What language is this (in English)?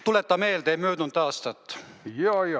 Estonian